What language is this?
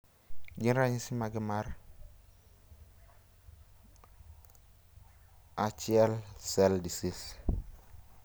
Luo (Kenya and Tanzania)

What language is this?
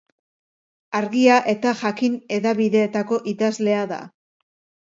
Basque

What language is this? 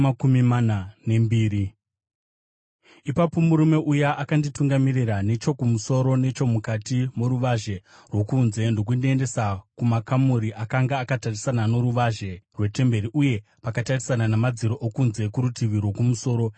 Shona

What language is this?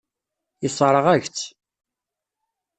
Kabyle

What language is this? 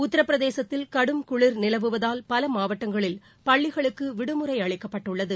Tamil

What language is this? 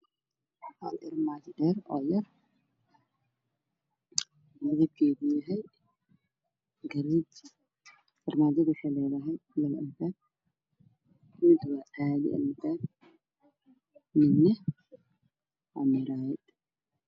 Somali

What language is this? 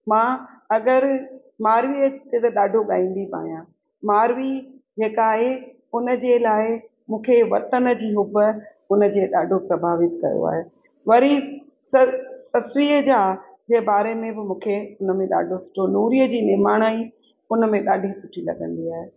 Sindhi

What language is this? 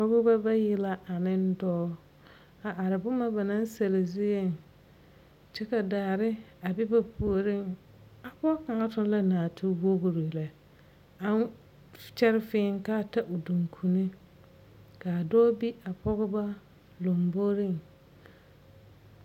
Southern Dagaare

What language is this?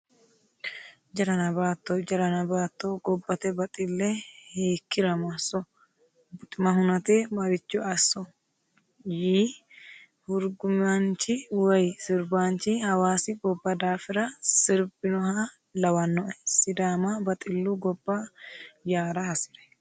Sidamo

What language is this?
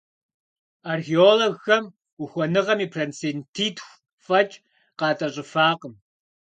Kabardian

